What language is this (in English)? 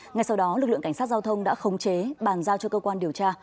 Vietnamese